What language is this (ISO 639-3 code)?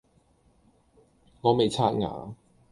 yue